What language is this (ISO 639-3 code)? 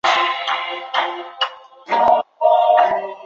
zho